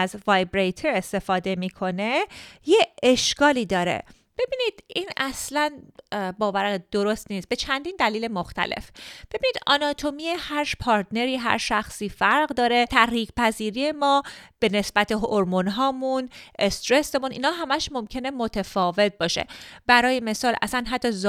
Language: Persian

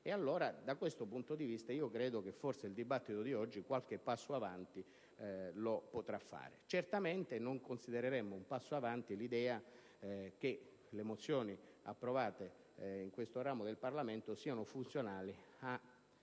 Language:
Italian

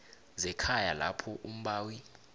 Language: South Ndebele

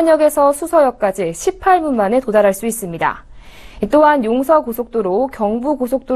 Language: Korean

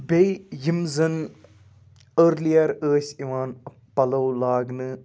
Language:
Kashmiri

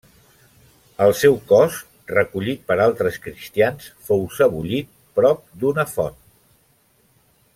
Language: Catalan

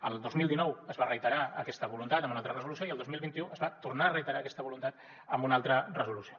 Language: Catalan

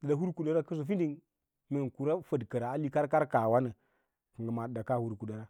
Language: Lala-Roba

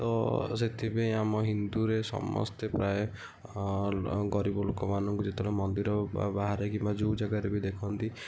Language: Odia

